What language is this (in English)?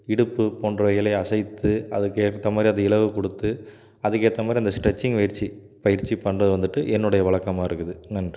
Tamil